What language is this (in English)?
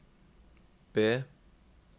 Norwegian